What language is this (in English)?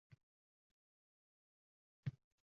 Uzbek